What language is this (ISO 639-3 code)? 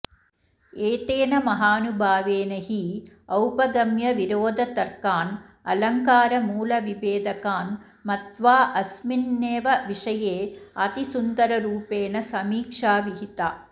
san